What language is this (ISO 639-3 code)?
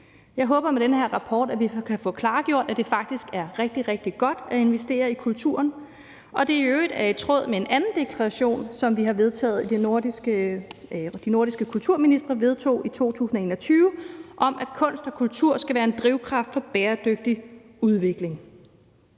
dan